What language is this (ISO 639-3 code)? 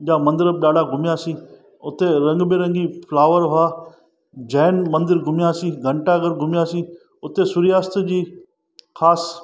snd